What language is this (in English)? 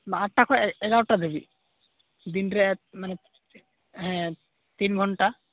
Santali